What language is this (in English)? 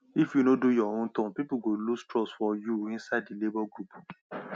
Nigerian Pidgin